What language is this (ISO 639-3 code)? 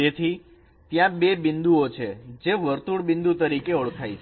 guj